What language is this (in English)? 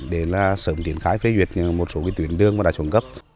Vietnamese